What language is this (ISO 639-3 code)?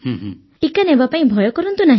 ori